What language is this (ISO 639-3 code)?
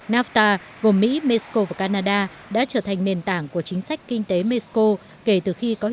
vie